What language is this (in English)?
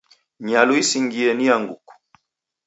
Taita